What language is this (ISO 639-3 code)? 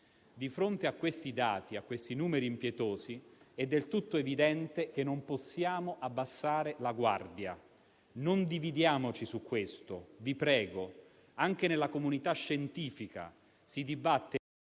ita